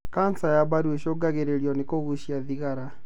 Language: Kikuyu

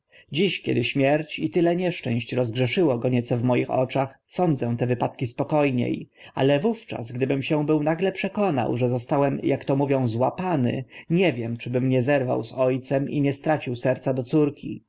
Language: Polish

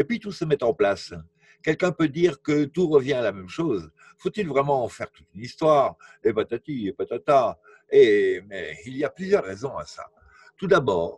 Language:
French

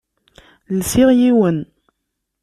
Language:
Kabyle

